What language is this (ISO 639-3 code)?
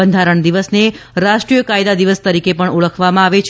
guj